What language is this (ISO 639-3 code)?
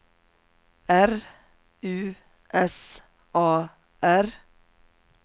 swe